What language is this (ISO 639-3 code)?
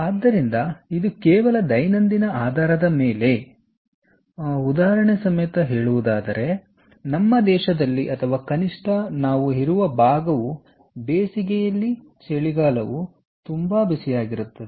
kan